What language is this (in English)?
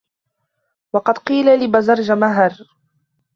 Arabic